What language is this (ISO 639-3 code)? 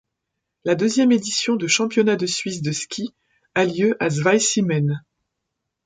fra